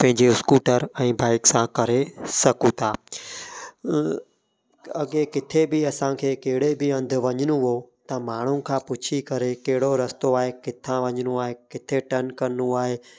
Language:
Sindhi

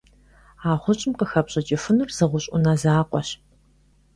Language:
Kabardian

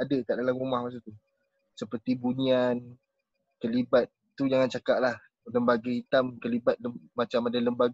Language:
Malay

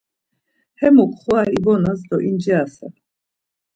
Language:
Laz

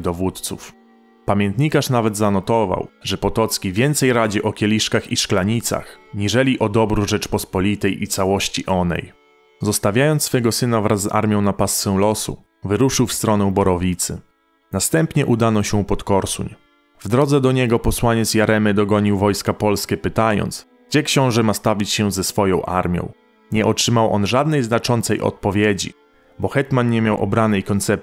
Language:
Polish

